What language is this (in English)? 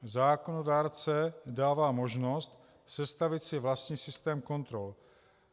Czech